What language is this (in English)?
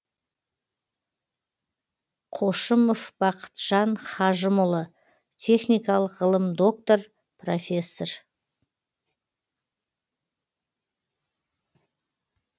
Kazakh